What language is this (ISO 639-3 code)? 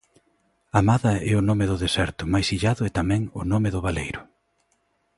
glg